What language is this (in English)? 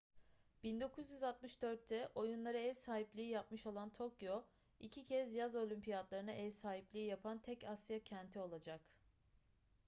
Turkish